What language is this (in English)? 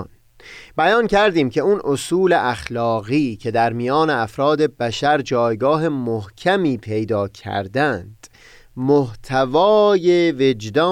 Persian